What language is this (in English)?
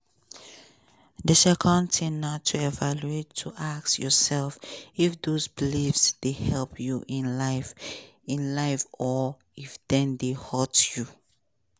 Nigerian Pidgin